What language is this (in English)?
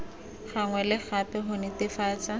Tswana